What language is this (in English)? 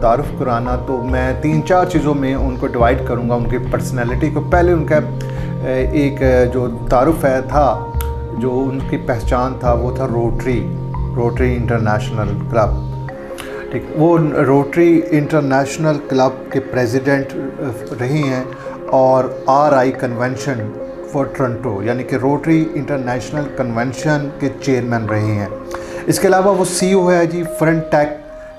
Hindi